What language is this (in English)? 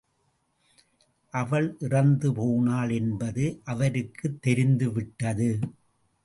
Tamil